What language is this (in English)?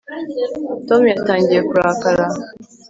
Kinyarwanda